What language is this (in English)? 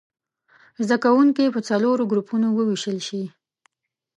Pashto